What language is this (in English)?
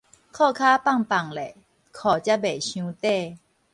Min Nan Chinese